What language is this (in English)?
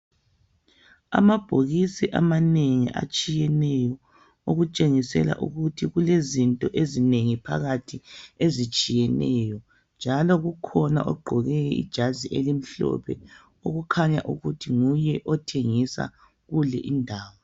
North Ndebele